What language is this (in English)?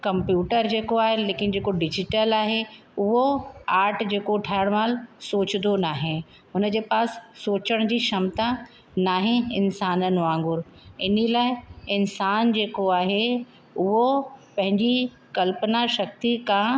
Sindhi